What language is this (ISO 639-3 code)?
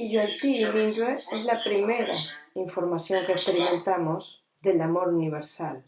spa